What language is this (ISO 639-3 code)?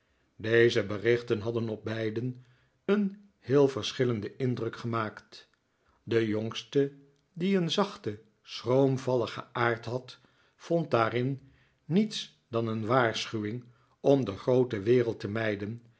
nld